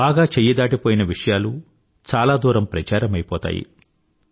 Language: Telugu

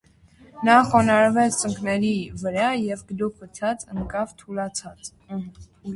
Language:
Armenian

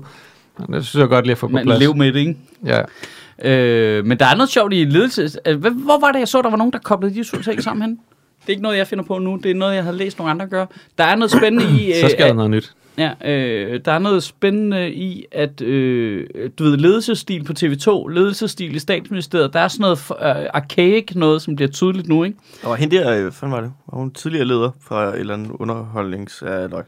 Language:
Danish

